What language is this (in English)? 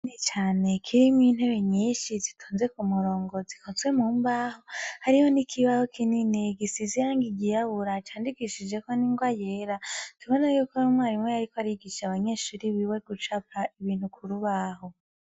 Rundi